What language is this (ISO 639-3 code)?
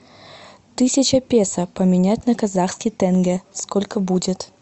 rus